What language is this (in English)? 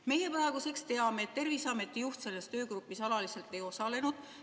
Estonian